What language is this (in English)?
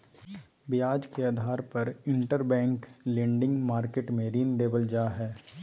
Magahi